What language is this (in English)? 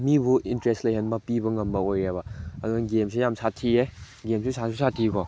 Manipuri